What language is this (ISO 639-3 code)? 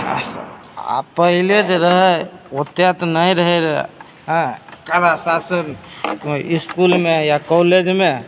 mai